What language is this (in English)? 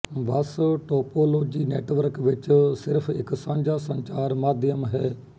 Punjabi